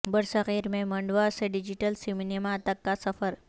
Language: Urdu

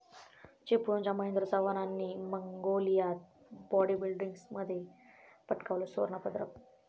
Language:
Marathi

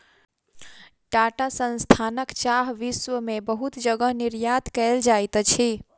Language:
Maithili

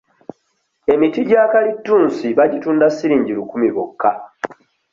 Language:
Ganda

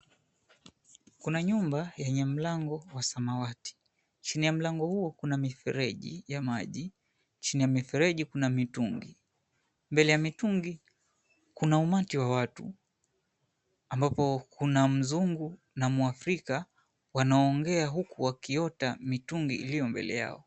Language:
Swahili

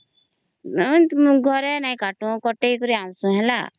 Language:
Odia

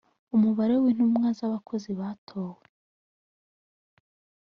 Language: Kinyarwanda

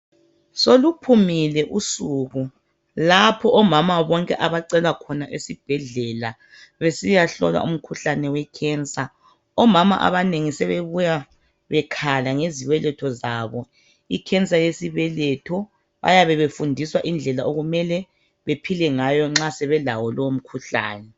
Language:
North Ndebele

